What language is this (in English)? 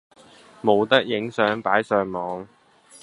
Cantonese